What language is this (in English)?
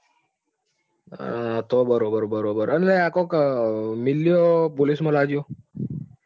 Gujarati